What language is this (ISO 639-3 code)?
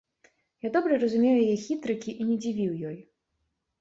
bel